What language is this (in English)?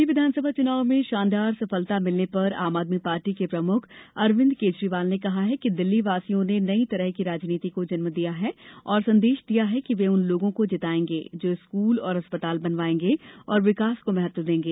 Hindi